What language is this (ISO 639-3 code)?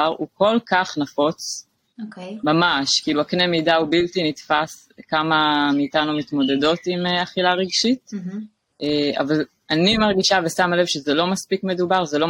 heb